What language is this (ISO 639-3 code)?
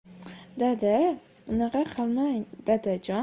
uzb